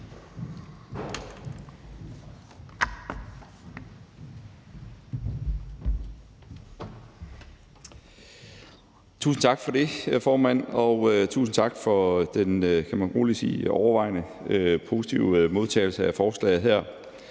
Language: Danish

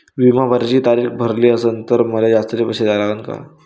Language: Marathi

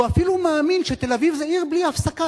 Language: Hebrew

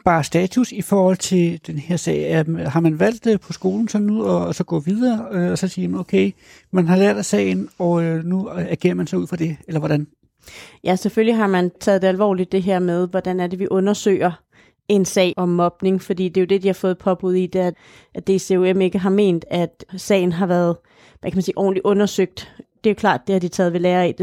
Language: Danish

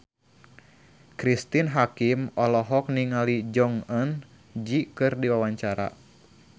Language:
Sundanese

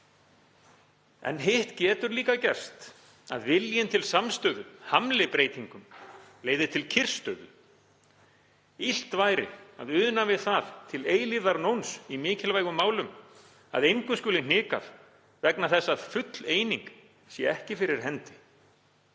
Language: Icelandic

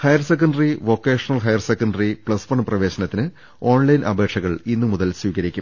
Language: Malayalam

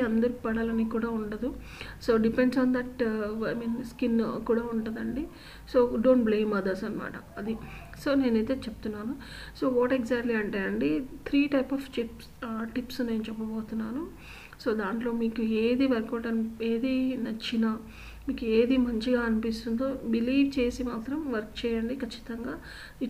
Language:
Telugu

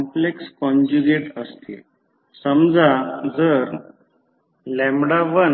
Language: Marathi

